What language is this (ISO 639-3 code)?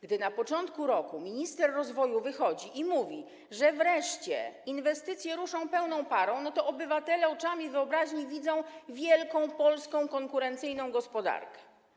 pol